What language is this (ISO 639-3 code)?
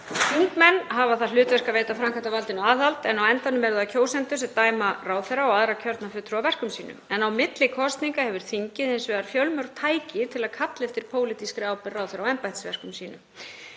isl